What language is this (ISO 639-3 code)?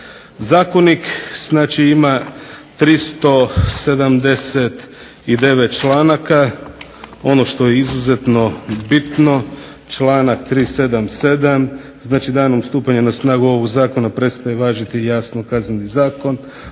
hrv